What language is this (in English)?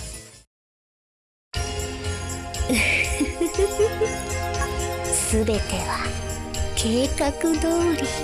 Japanese